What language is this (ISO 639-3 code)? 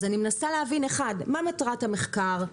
heb